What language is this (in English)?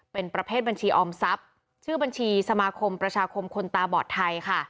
Thai